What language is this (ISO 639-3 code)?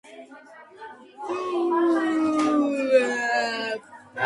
kat